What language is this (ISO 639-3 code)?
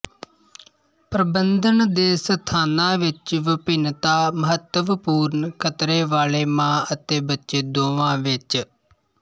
pan